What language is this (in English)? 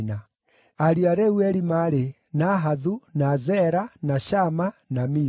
Kikuyu